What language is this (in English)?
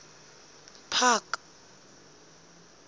Southern Sotho